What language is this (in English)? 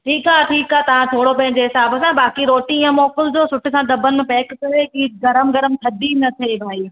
Sindhi